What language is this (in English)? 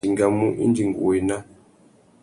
Tuki